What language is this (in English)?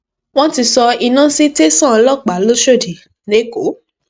Yoruba